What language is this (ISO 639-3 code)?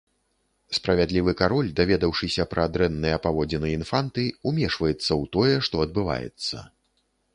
bel